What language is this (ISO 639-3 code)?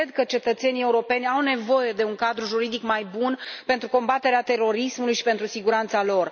ron